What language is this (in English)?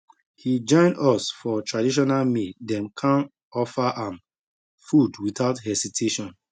Nigerian Pidgin